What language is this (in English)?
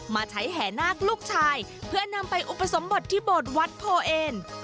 Thai